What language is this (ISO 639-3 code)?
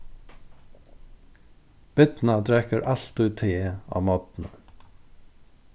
fao